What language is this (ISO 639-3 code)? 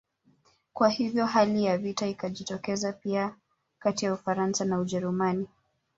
swa